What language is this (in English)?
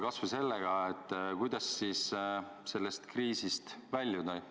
Estonian